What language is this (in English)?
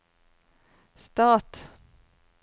Norwegian